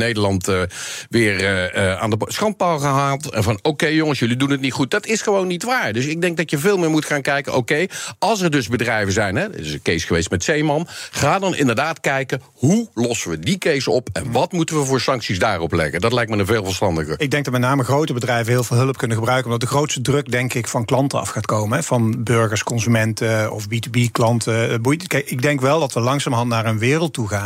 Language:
Dutch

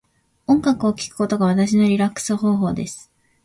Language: Japanese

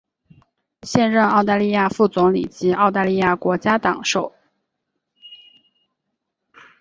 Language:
Chinese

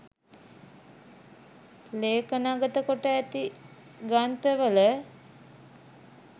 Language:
Sinhala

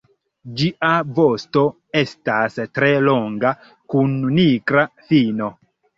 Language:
Esperanto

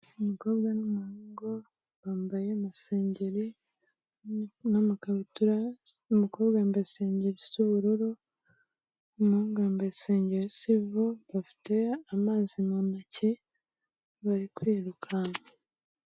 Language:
Kinyarwanda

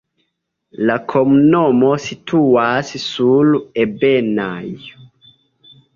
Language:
Esperanto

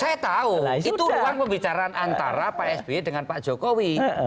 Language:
Indonesian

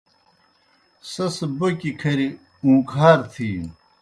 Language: Kohistani Shina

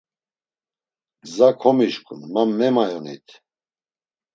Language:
Laz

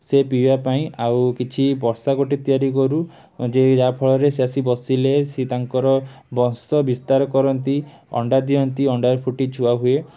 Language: Odia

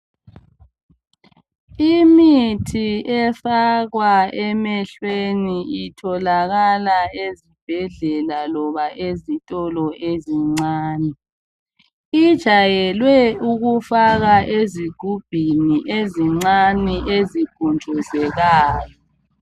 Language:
North Ndebele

